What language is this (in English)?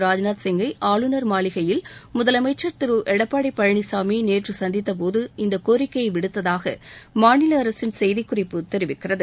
Tamil